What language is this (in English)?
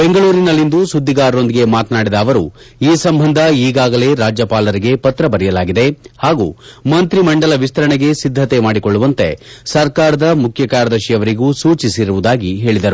Kannada